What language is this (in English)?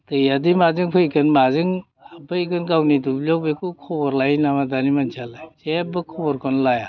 Bodo